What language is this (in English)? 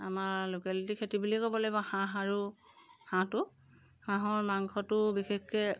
Assamese